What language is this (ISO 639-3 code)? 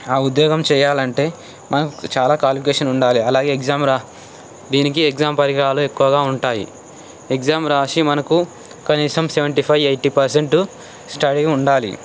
tel